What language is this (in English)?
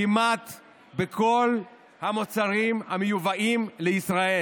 Hebrew